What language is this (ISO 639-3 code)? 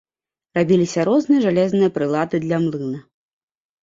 bel